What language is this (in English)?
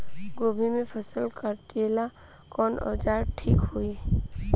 Bhojpuri